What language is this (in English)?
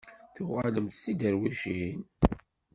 Kabyle